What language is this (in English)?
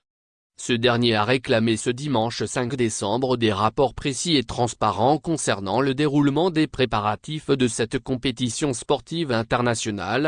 French